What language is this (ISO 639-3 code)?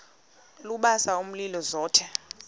xho